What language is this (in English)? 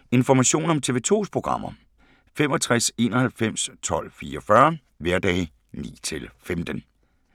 Danish